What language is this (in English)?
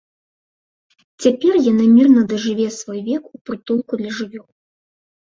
Belarusian